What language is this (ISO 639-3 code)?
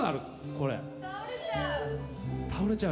jpn